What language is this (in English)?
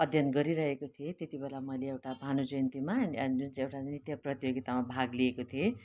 Nepali